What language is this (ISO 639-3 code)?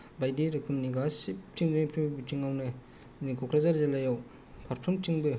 brx